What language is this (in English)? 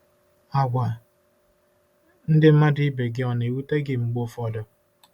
Igbo